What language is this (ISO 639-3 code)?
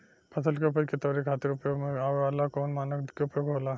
bho